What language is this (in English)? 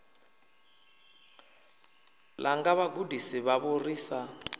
Venda